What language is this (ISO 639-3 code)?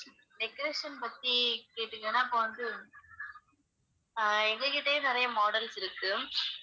tam